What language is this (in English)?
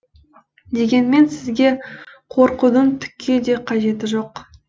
Kazakh